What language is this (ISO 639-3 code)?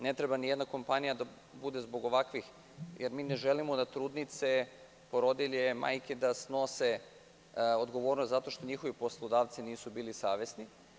srp